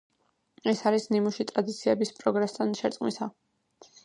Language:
Georgian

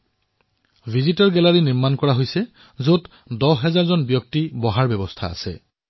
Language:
Assamese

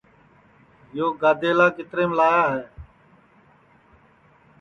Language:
Sansi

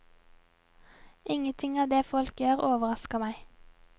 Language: Norwegian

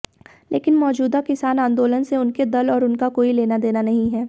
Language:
Hindi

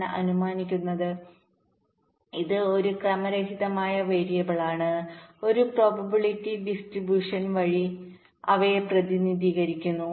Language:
Malayalam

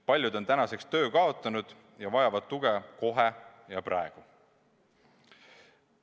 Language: Estonian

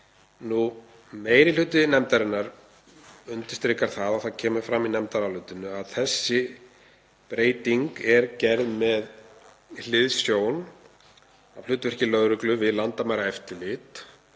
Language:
Icelandic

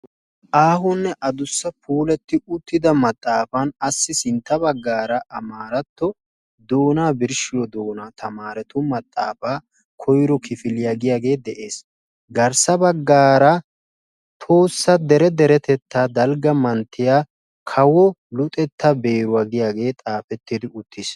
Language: Wolaytta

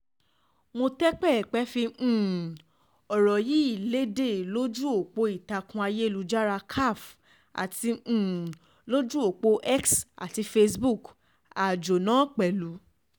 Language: Yoruba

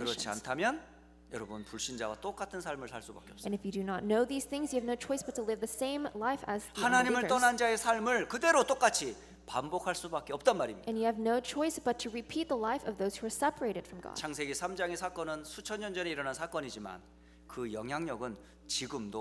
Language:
Korean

